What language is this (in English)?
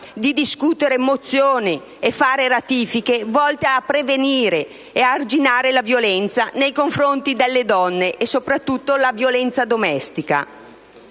Italian